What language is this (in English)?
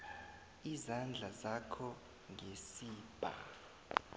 South Ndebele